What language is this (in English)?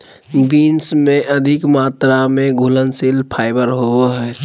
Magahi